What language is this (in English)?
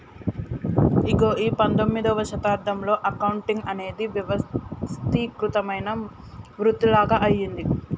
Telugu